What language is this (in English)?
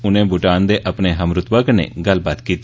Dogri